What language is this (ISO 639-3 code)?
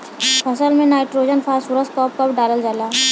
bho